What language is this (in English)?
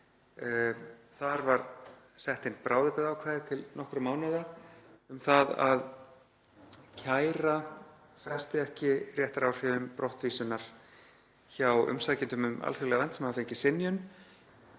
Icelandic